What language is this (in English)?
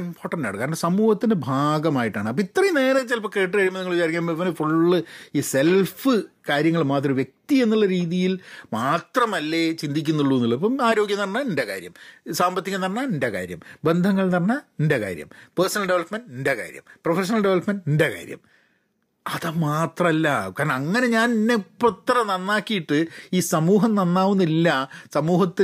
Malayalam